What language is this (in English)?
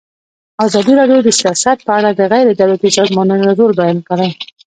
Pashto